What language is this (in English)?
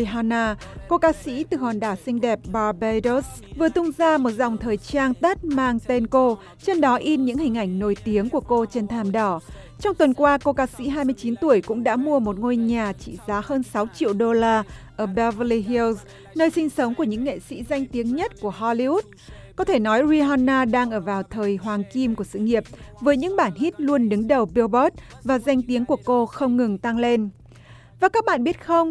Vietnamese